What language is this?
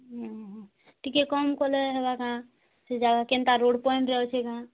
Odia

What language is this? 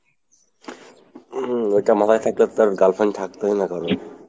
Bangla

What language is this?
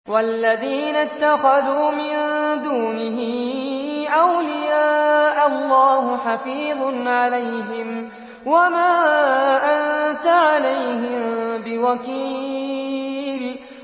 Arabic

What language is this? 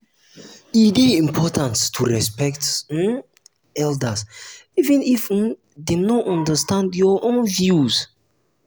Nigerian Pidgin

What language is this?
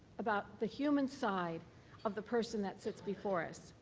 English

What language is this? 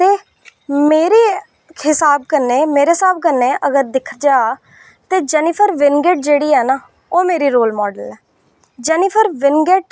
Dogri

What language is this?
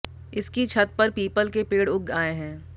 Hindi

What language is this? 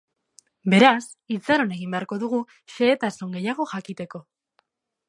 Basque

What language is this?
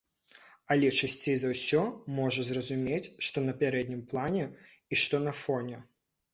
Belarusian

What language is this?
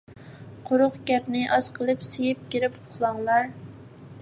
Uyghur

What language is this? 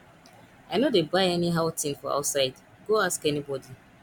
Nigerian Pidgin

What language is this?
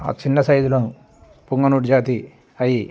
Telugu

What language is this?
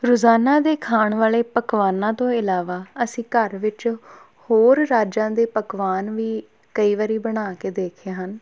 Punjabi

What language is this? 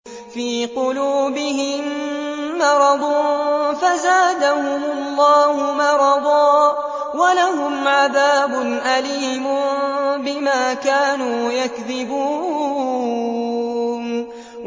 Arabic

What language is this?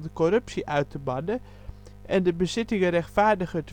Dutch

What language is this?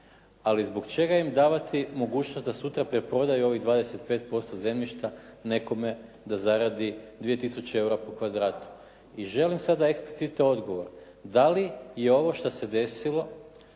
Croatian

